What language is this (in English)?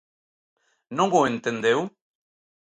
Galician